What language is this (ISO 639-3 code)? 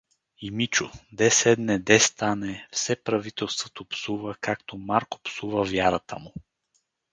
bul